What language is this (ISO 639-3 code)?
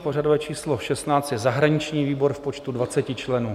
ces